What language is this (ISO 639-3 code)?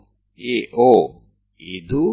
guj